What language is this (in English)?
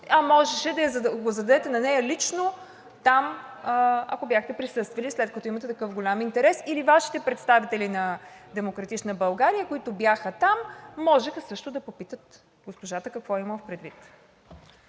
Bulgarian